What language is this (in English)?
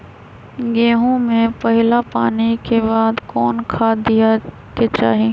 Magahi